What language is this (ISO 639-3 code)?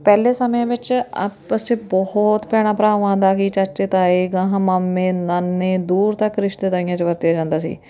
pan